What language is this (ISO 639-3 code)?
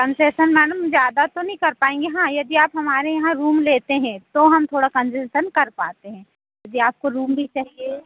hin